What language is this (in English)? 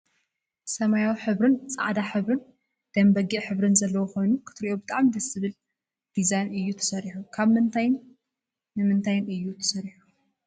Tigrinya